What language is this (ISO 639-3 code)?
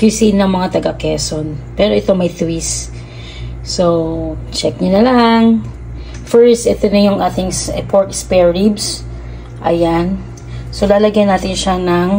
fil